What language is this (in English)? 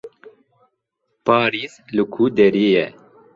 Kurdish